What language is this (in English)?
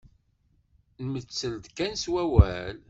Kabyle